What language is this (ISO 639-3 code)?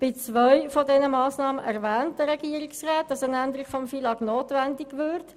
gsw